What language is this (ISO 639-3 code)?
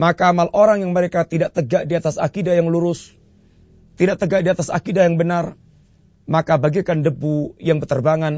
msa